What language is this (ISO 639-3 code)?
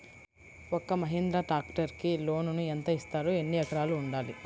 tel